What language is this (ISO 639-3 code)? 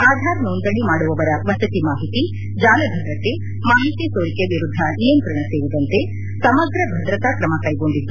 kan